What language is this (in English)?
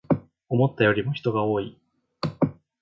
Japanese